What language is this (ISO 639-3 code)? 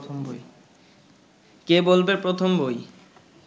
ben